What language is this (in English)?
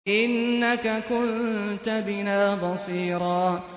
Arabic